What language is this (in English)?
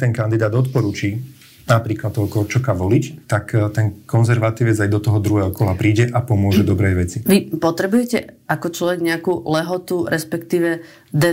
Slovak